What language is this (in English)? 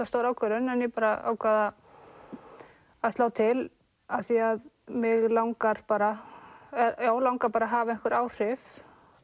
Icelandic